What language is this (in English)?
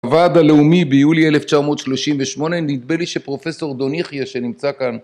Hebrew